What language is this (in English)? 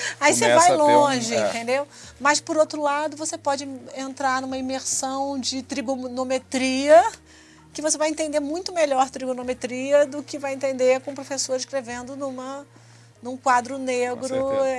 Portuguese